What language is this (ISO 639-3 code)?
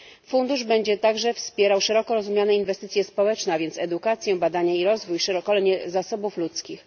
pol